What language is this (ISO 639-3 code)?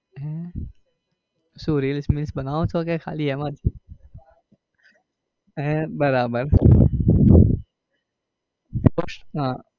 guj